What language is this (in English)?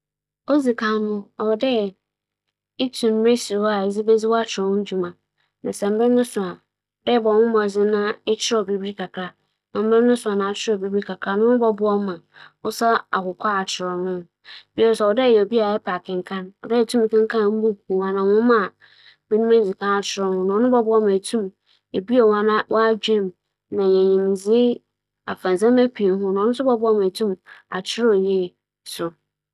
Akan